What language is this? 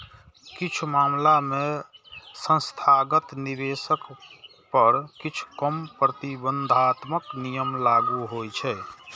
Maithili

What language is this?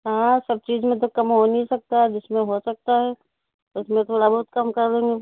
Urdu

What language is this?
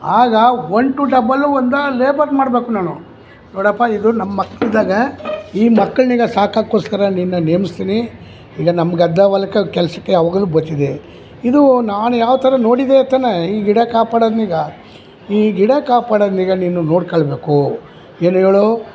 Kannada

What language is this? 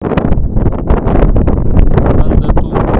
Russian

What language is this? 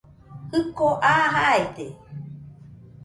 Nüpode Huitoto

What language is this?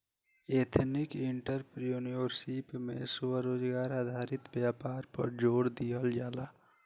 Bhojpuri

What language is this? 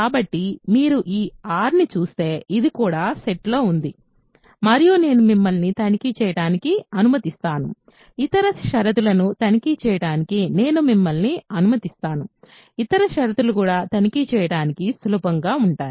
Telugu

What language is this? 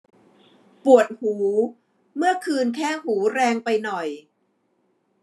Thai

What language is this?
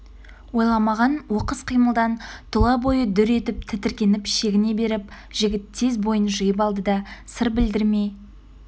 Kazakh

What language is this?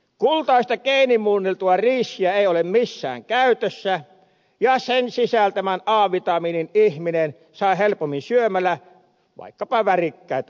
Finnish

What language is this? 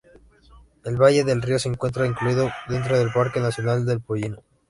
Spanish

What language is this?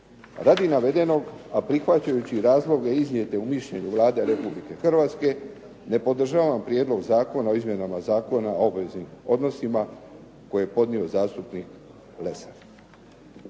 Croatian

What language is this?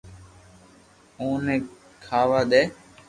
Loarki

